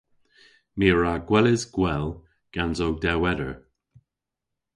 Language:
Cornish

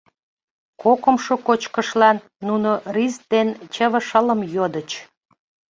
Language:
Mari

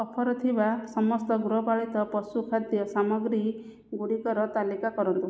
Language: Odia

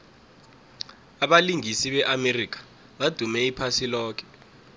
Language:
South Ndebele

